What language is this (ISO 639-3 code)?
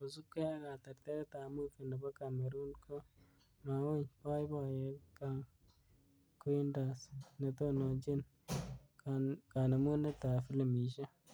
kln